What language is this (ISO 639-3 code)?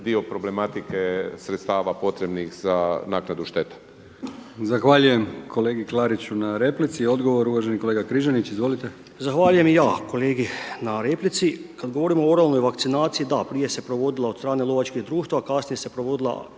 hrv